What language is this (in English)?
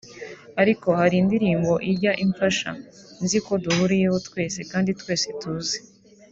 Kinyarwanda